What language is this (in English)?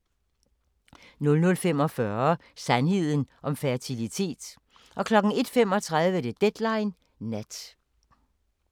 Danish